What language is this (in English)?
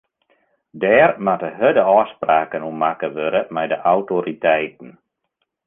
Western Frisian